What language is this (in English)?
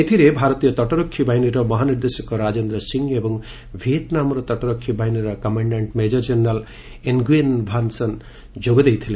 Odia